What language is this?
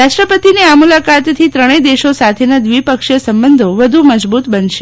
Gujarati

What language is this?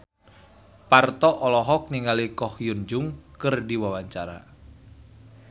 Sundanese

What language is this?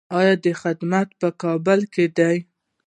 Pashto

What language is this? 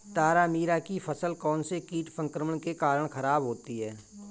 Hindi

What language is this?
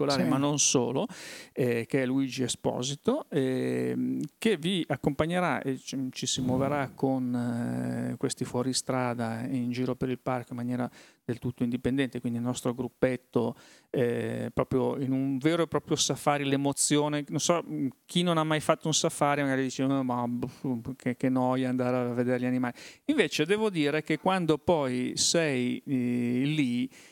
Italian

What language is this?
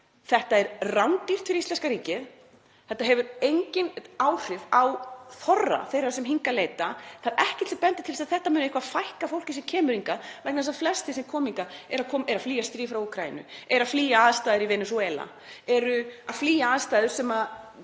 Icelandic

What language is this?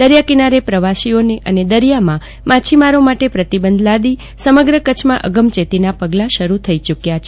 Gujarati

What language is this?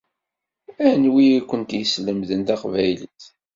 Kabyle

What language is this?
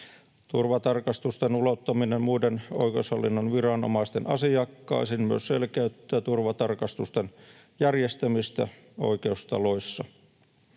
Finnish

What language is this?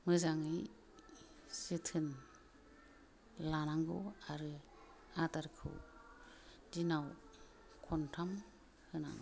Bodo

